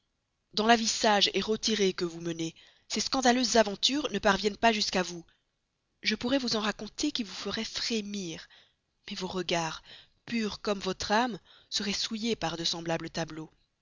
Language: French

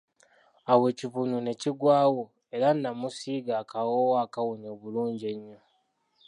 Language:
Ganda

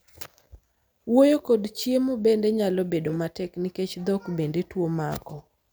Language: Luo (Kenya and Tanzania)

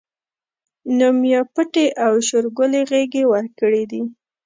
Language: Pashto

